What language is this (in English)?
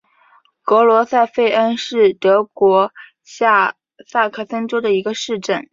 Chinese